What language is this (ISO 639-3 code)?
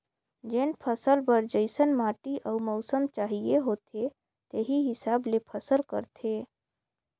hne